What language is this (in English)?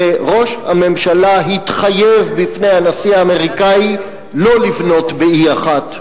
Hebrew